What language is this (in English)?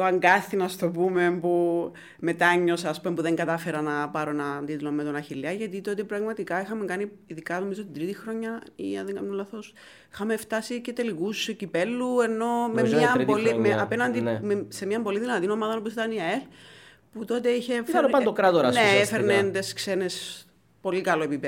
Greek